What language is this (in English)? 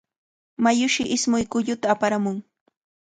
Cajatambo North Lima Quechua